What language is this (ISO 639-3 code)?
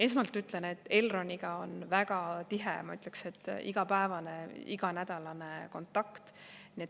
est